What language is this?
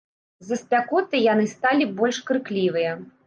Belarusian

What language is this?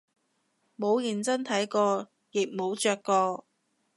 Cantonese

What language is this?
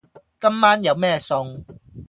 Cantonese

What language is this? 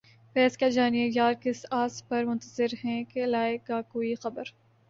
Urdu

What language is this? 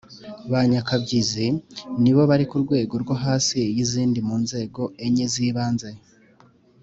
Kinyarwanda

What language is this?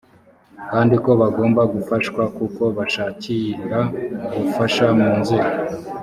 Kinyarwanda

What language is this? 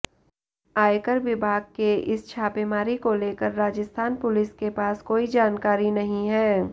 Hindi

